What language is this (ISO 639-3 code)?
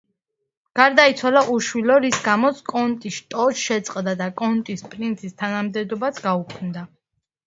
kat